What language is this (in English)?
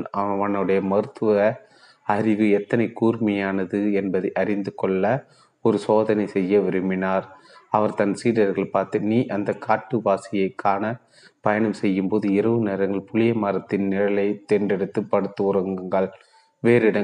Tamil